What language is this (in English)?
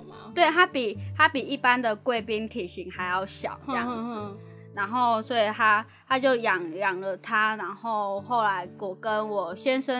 Chinese